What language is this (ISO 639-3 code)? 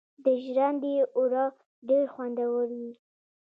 pus